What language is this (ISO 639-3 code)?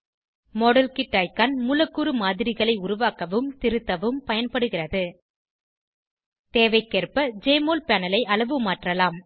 tam